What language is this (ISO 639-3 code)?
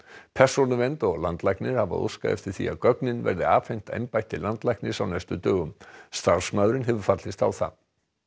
isl